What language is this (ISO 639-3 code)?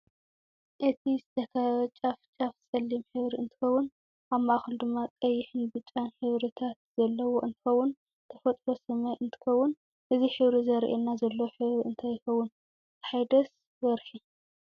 tir